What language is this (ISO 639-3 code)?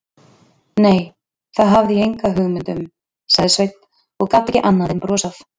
isl